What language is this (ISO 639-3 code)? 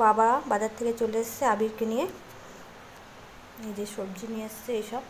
tur